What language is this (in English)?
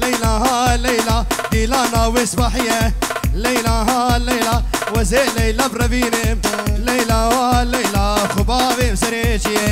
Arabic